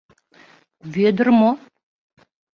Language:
Mari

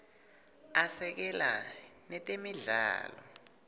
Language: Swati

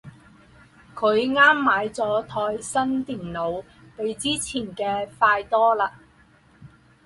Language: Chinese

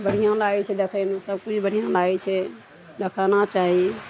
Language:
Maithili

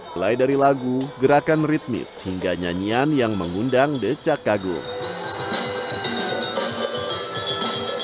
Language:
Indonesian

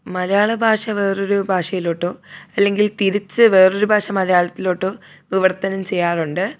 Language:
Malayalam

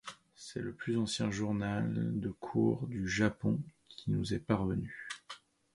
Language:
French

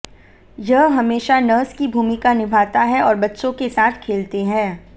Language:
Hindi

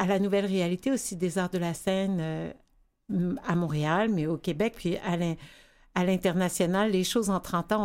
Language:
French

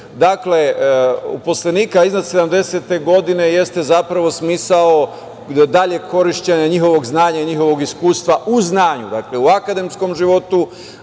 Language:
Serbian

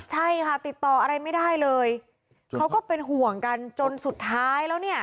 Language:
Thai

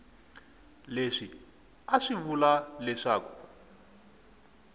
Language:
Tsonga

